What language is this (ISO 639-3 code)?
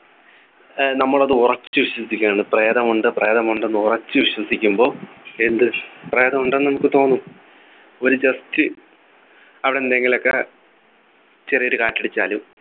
mal